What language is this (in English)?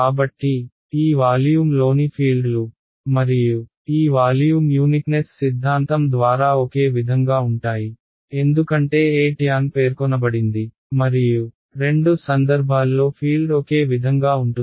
Telugu